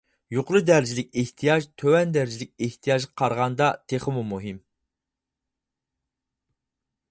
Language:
Uyghur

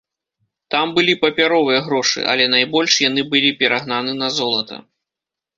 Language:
Belarusian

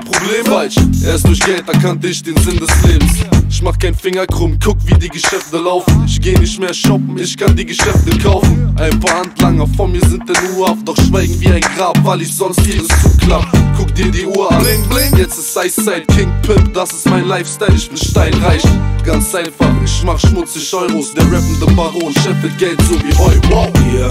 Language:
German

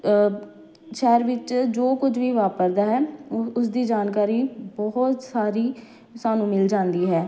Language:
Punjabi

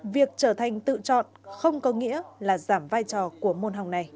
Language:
Vietnamese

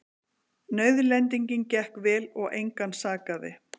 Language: Icelandic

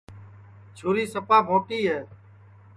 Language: Sansi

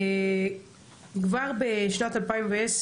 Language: Hebrew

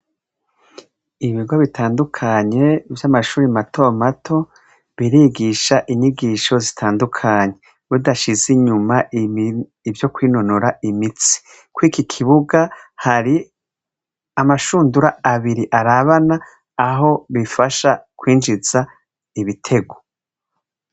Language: Rundi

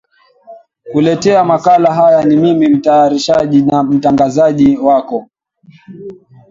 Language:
Swahili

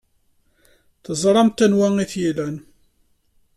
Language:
Kabyle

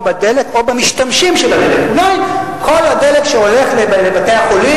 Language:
Hebrew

